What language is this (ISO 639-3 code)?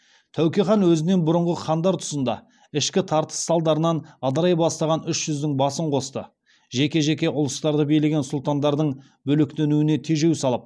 kaz